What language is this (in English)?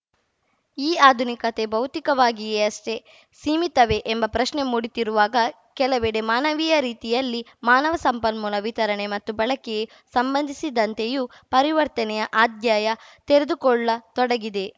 Kannada